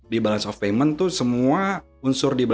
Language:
Indonesian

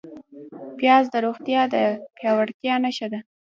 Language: Pashto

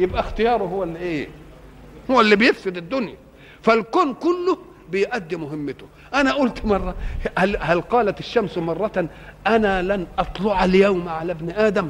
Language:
Arabic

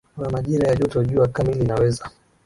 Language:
Swahili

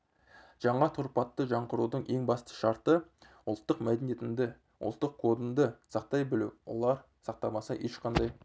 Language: Kazakh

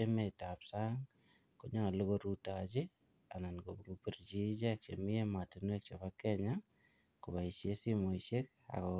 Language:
Kalenjin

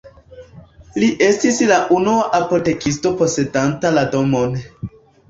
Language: Esperanto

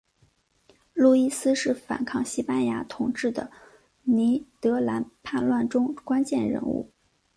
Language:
Chinese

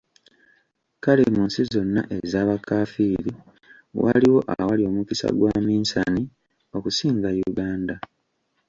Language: Ganda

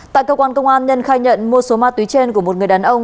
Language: Vietnamese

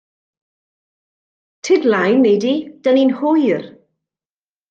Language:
Welsh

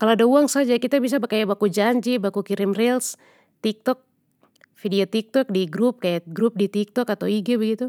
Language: Papuan Malay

